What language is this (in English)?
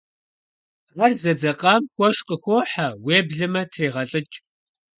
Kabardian